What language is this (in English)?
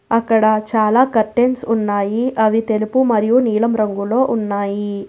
Telugu